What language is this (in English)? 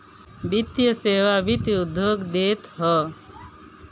Bhojpuri